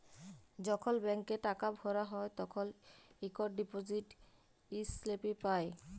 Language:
Bangla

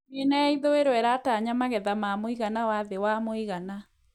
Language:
Kikuyu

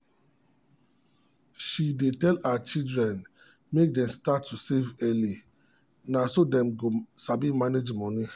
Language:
Nigerian Pidgin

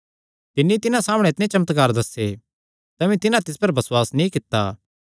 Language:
Kangri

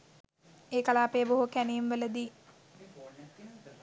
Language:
Sinhala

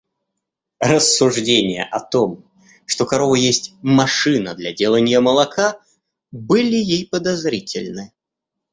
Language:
Russian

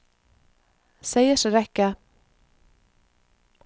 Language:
Norwegian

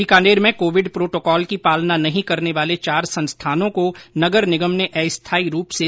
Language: Hindi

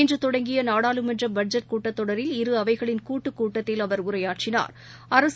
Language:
Tamil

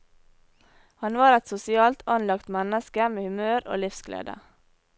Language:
Norwegian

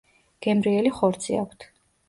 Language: Georgian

